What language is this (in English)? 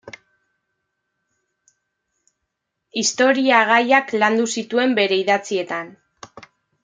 Basque